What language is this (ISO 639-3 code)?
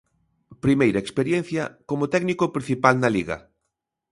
glg